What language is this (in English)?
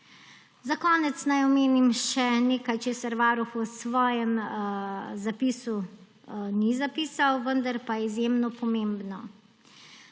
Slovenian